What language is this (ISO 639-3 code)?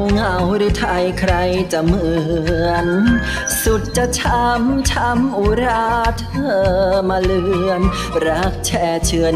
tha